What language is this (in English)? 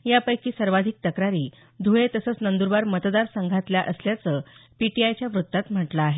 Marathi